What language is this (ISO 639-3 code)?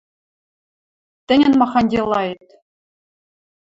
mrj